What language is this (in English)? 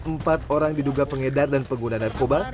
Indonesian